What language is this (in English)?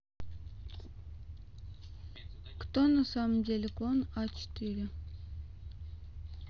Russian